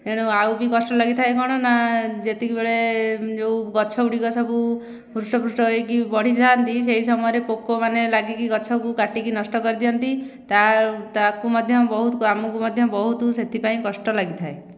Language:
Odia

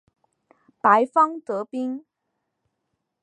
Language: Chinese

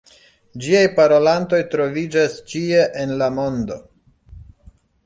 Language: Esperanto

